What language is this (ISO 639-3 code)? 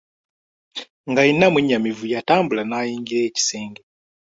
lug